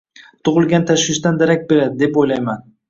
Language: Uzbek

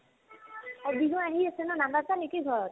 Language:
Assamese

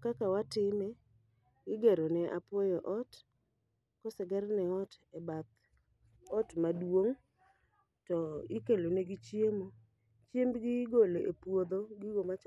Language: Luo (Kenya and Tanzania)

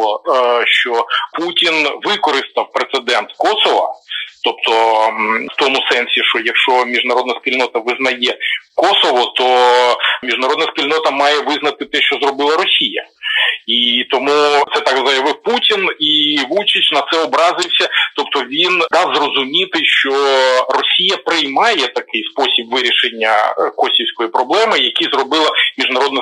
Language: Ukrainian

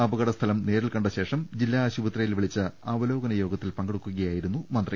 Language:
Malayalam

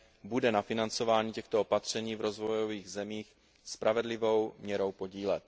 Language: Czech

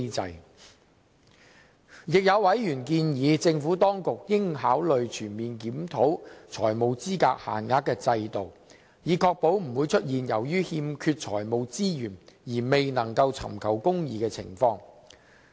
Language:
Cantonese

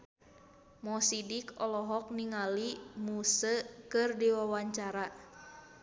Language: Sundanese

